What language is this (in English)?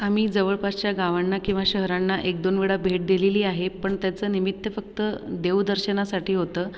Marathi